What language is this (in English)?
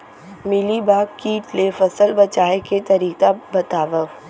Chhattisgarhi